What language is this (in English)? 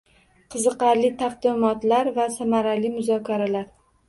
Uzbek